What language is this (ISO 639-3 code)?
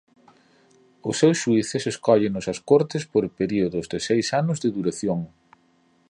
glg